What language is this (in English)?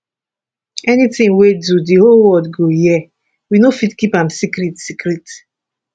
Nigerian Pidgin